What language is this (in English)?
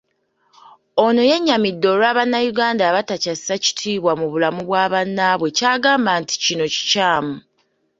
Ganda